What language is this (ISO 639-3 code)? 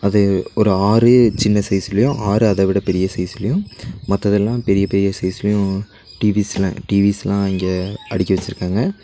tam